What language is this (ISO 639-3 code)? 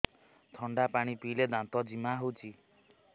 ori